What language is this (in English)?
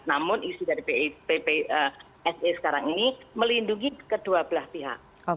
Indonesian